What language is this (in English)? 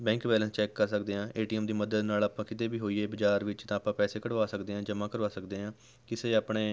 Punjabi